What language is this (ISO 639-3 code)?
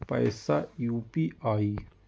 mai